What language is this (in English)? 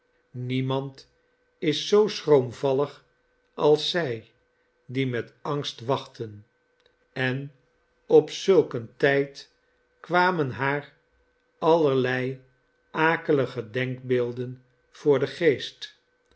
Dutch